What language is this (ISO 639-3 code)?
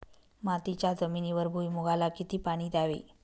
mar